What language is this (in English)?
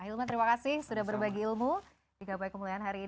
Indonesian